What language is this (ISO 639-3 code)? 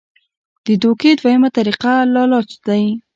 pus